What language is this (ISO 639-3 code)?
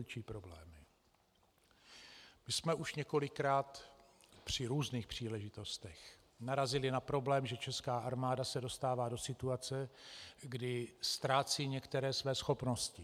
ces